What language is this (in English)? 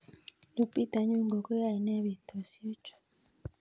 Kalenjin